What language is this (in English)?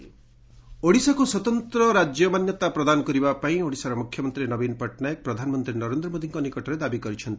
Odia